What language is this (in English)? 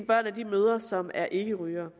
Danish